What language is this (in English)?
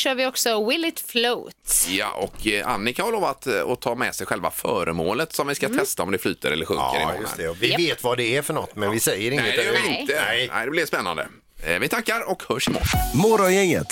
Swedish